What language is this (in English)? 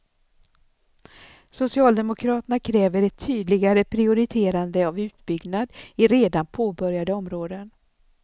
Swedish